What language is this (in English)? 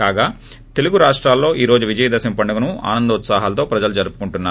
Telugu